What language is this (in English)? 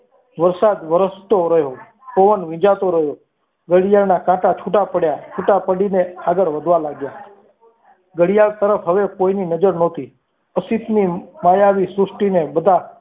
Gujarati